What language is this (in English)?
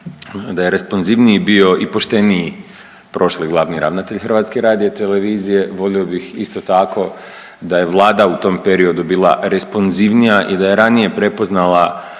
Croatian